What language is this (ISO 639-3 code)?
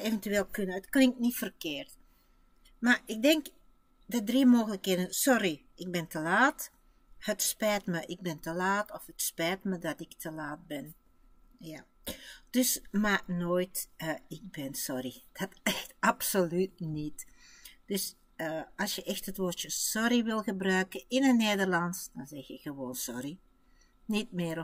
nld